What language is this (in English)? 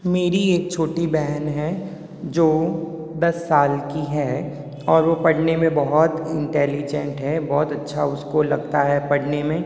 Hindi